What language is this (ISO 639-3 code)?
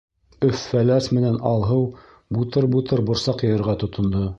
bak